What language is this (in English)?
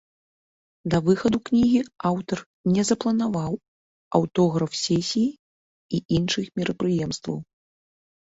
Belarusian